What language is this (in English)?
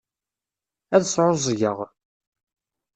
Kabyle